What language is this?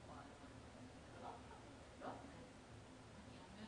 Hebrew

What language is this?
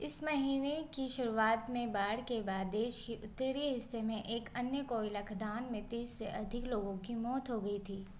Hindi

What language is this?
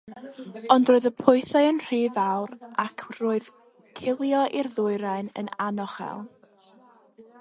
Welsh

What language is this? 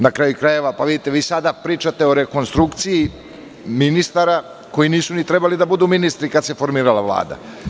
Serbian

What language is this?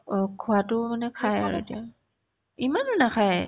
Assamese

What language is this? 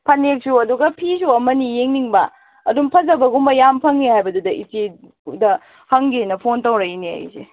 Manipuri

